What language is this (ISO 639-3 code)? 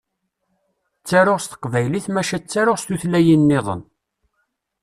kab